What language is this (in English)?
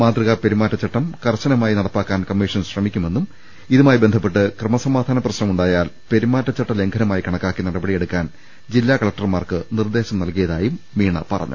Malayalam